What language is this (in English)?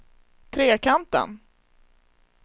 Swedish